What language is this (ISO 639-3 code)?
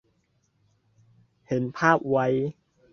tha